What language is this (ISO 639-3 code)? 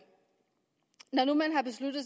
dan